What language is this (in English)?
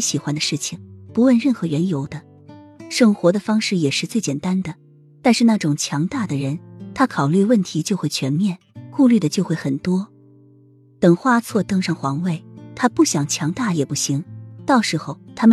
Chinese